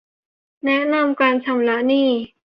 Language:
Thai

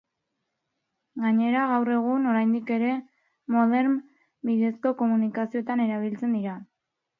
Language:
Basque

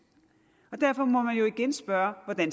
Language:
Danish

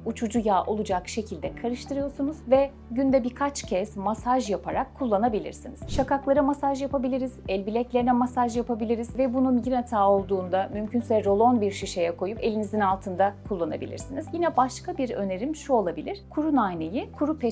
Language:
Turkish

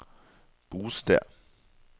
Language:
Norwegian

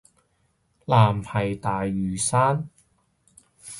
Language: Cantonese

